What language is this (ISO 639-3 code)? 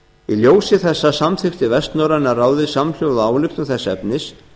isl